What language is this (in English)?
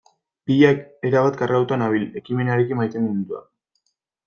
Basque